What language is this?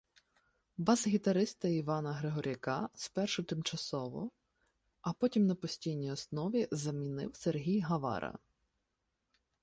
Ukrainian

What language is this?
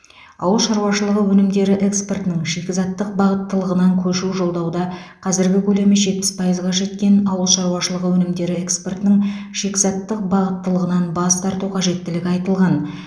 Kazakh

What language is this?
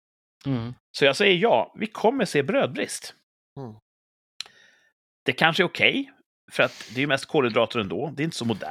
Swedish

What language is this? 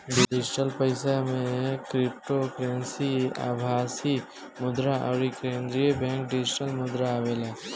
Bhojpuri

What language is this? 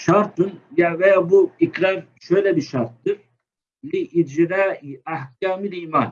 Turkish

